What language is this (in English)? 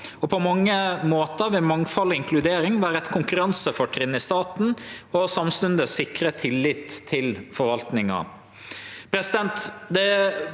Norwegian